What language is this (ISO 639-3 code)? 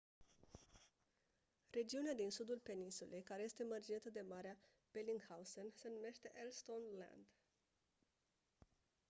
ron